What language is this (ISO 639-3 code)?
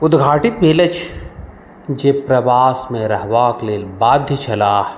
mai